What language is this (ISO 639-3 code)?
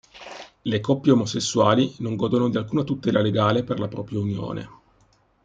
ita